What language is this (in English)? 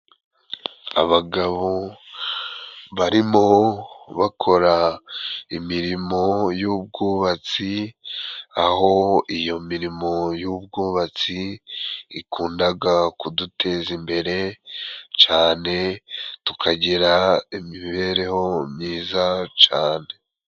Kinyarwanda